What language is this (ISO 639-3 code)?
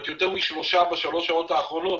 heb